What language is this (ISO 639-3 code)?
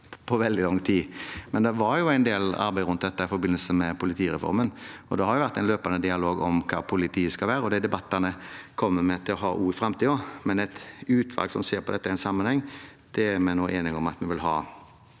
nor